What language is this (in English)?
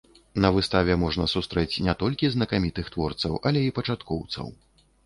Belarusian